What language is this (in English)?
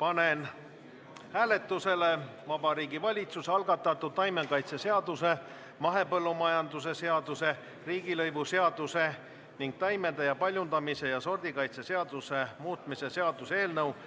Estonian